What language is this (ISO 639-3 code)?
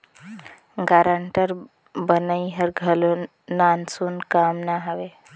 hne